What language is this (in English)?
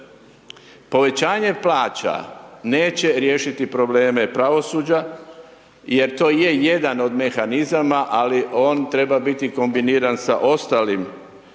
Croatian